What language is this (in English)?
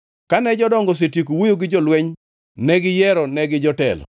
Luo (Kenya and Tanzania)